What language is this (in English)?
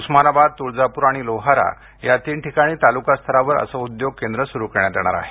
Marathi